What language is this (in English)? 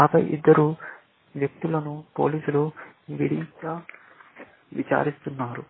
Telugu